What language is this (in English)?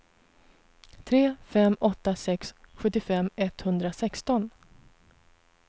Swedish